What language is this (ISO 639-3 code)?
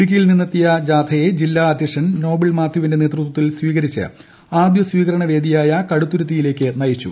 mal